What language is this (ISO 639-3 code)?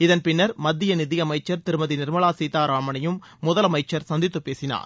tam